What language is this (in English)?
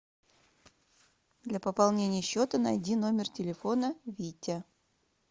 Russian